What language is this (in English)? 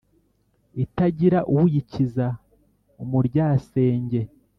Kinyarwanda